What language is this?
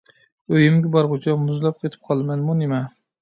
Uyghur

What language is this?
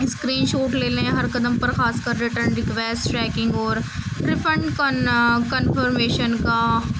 Urdu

